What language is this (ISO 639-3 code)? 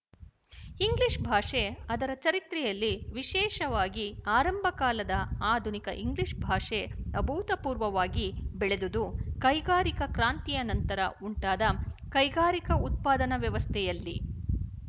kan